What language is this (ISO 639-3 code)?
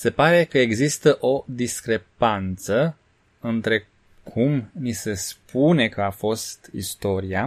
ron